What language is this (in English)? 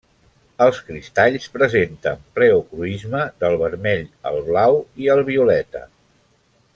Catalan